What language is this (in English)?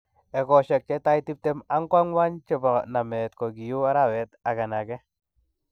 Kalenjin